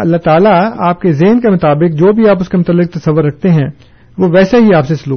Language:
Urdu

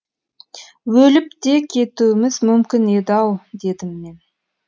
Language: Kazakh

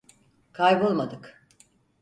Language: Turkish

